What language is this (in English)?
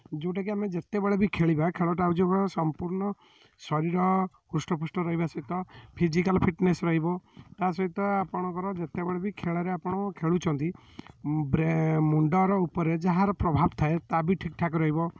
Odia